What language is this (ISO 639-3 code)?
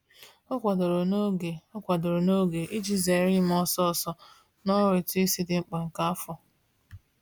ibo